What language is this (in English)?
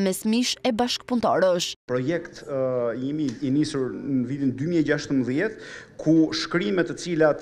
Romanian